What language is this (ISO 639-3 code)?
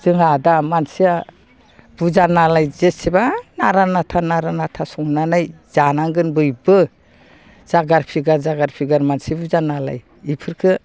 brx